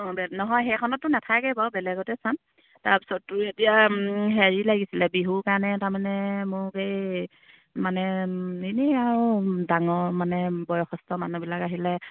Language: Assamese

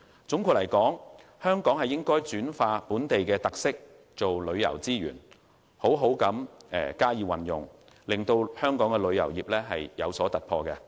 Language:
Cantonese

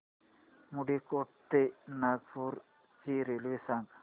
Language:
Marathi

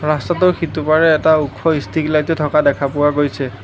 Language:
Assamese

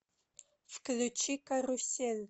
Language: Russian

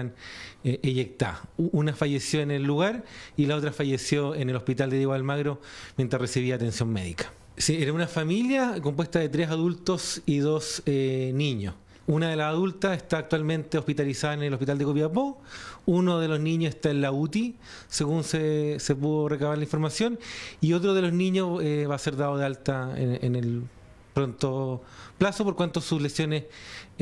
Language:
Spanish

